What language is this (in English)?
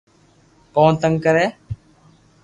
Loarki